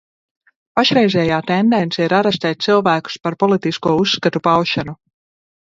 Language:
Latvian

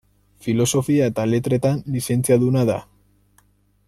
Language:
Basque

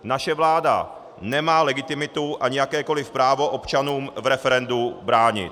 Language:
Czech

